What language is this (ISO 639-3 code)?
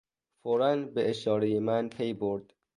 fas